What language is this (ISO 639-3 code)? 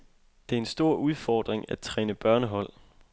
dan